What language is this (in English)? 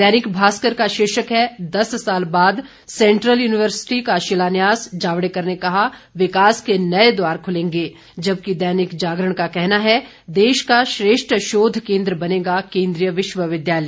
Hindi